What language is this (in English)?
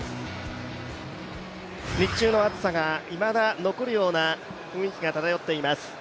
Japanese